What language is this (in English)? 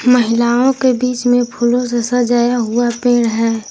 Hindi